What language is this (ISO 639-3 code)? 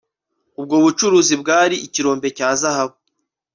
kin